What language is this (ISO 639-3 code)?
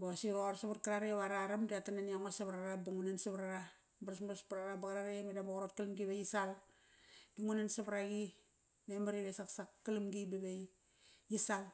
ckr